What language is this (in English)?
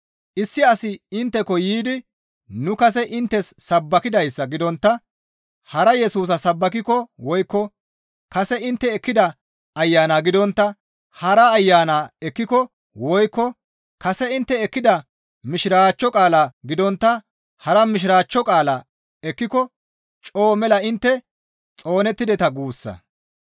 Gamo